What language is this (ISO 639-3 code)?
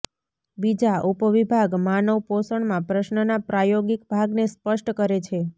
guj